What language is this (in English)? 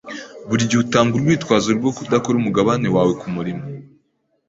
Kinyarwanda